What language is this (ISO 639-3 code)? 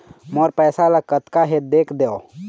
hne